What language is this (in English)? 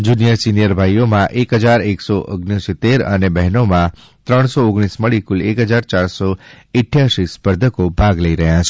Gujarati